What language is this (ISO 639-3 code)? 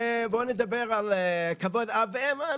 heb